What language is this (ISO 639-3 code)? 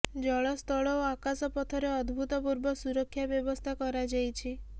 ori